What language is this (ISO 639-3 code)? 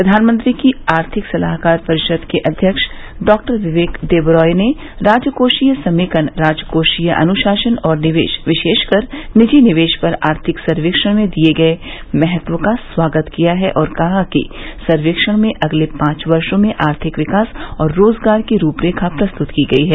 hin